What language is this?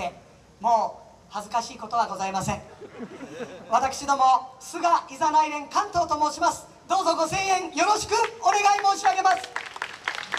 Japanese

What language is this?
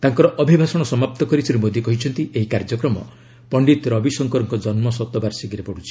Odia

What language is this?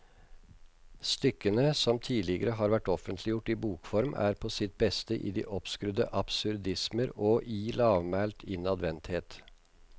Norwegian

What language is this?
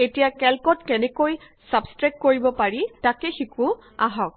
Assamese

